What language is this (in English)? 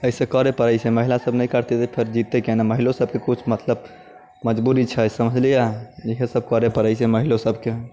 Maithili